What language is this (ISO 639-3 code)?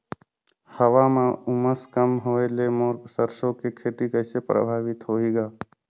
hne